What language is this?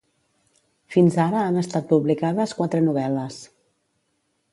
Catalan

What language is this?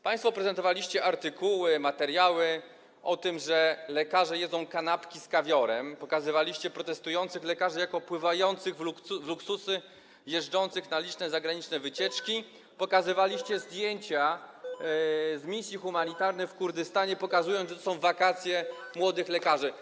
Polish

